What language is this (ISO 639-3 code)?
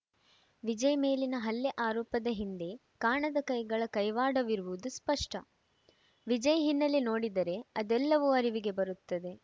kan